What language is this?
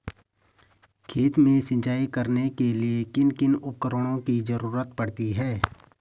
Hindi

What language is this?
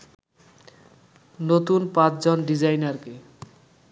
Bangla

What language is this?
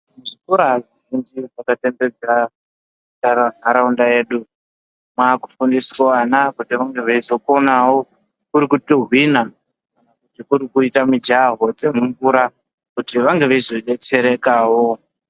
Ndau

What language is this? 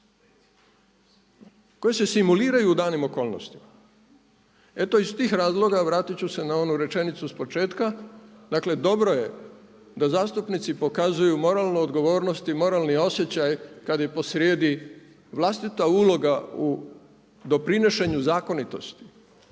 Croatian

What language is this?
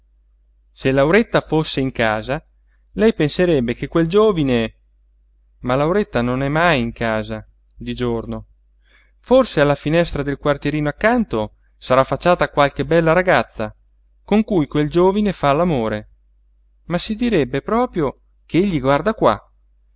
Italian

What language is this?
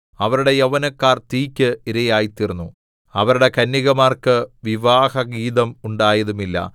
Malayalam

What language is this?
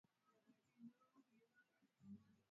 Swahili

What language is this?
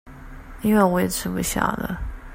Chinese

